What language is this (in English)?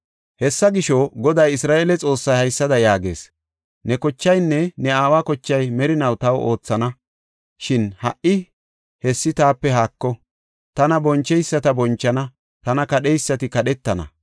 Gofa